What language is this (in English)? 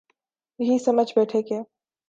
Urdu